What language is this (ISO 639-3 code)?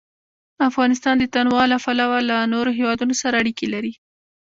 pus